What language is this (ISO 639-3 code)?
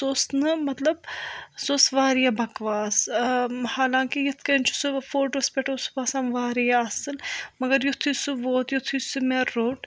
kas